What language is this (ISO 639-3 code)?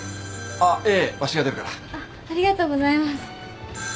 jpn